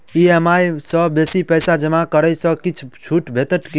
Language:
Maithili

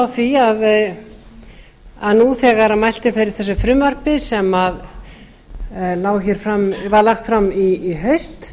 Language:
Icelandic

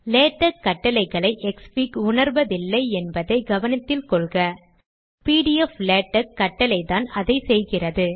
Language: Tamil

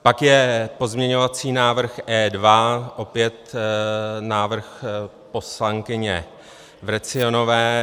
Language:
Czech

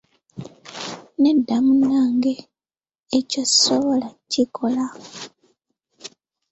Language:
Ganda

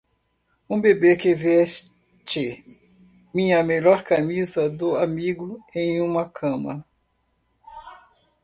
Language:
Portuguese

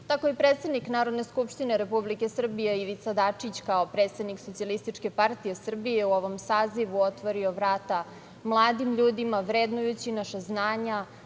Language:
Serbian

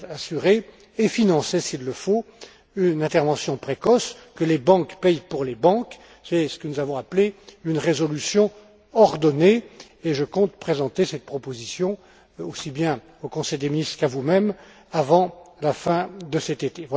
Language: French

